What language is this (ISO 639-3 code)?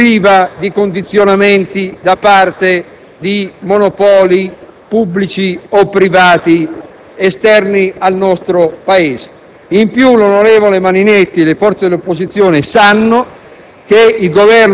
ita